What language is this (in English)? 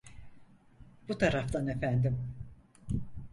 Turkish